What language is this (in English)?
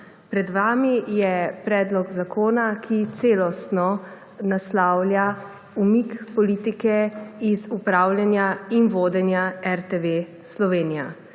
Slovenian